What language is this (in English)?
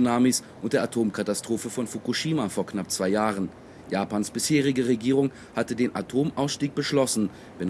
German